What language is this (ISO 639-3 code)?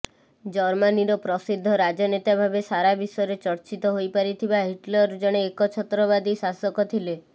ori